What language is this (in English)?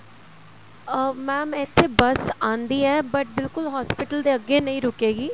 Punjabi